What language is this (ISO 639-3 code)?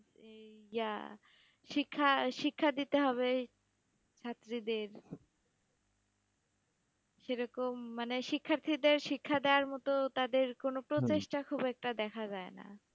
ben